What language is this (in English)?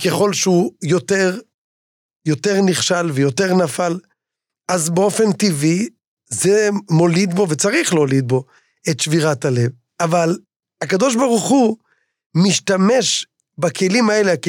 Hebrew